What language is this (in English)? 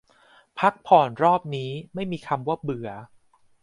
Thai